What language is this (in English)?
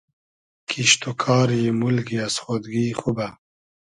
Hazaragi